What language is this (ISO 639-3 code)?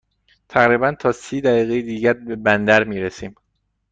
fas